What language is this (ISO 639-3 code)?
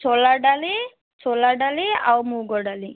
ori